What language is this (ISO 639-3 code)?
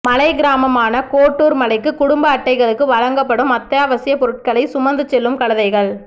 tam